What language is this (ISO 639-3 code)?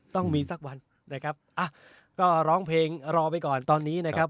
tha